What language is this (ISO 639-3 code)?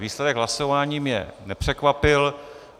ces